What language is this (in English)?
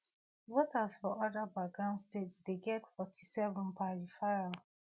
Nigerian Pidgin